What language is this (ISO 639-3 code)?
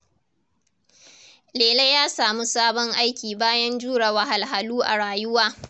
hau